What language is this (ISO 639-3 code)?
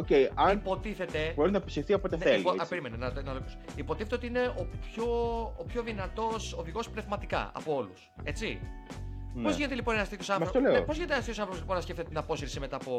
ell